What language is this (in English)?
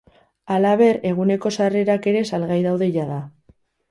Basque